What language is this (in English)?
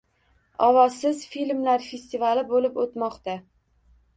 Uzbek